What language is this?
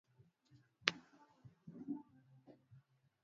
Swahili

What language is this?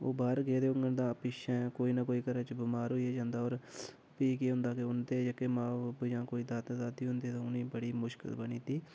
Dogri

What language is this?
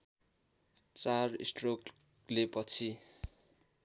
Nepali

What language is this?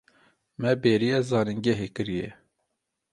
Kurdish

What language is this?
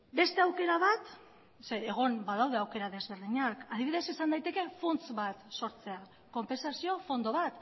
Basque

